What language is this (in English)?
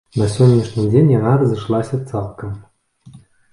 Belarusian